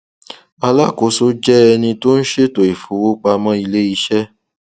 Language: Yoruba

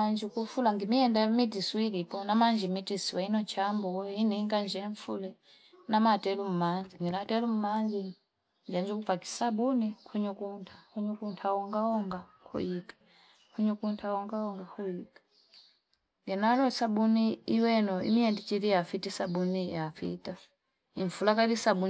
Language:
Fipa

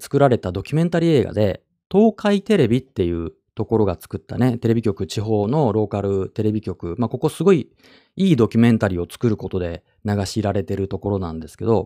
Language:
Japanese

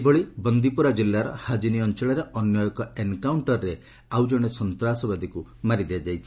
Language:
Odia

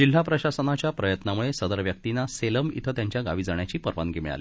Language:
Marathi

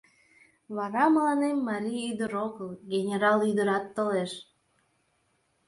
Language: Mari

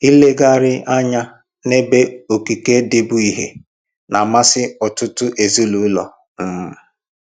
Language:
Igbo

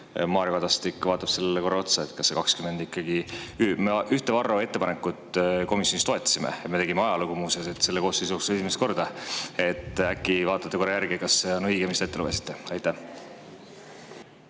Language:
Estonian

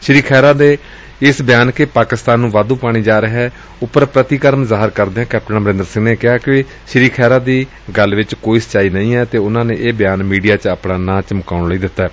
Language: Punjabi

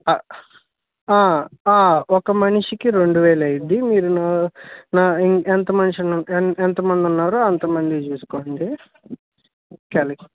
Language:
Telugu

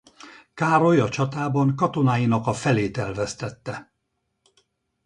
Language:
Hungarian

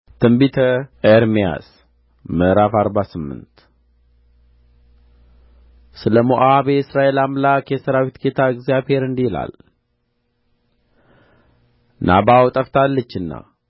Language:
Amharic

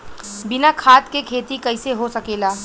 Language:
Bhojpuri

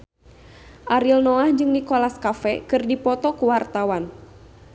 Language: Sundanese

